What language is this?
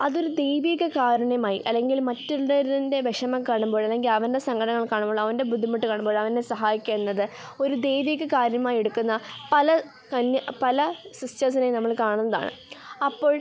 Malayalam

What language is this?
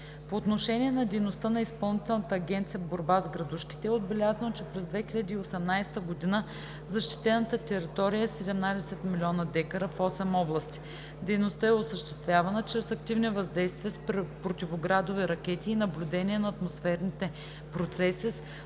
Bulgarian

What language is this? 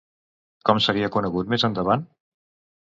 Catalan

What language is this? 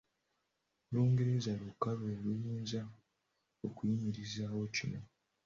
Ganda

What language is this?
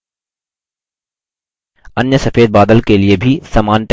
Hindi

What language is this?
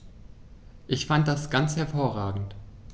German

